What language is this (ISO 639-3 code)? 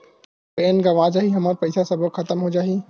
hne